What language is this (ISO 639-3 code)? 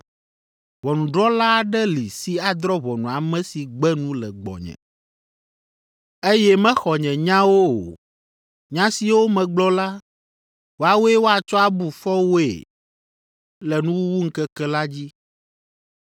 ewe